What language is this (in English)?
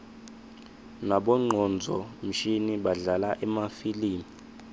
Swati